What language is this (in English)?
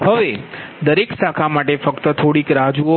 Gujarati